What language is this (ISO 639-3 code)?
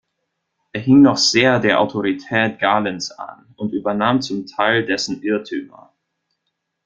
deu